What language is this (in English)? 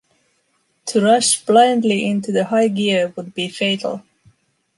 English